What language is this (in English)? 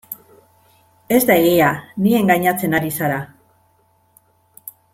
Basque